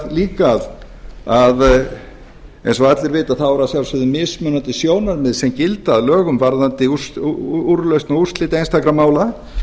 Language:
Icelandic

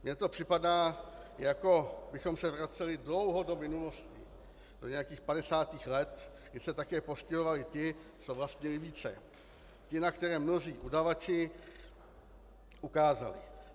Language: Czech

